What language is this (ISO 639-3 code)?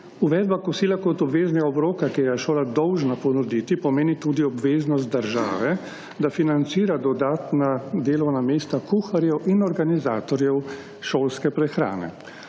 slv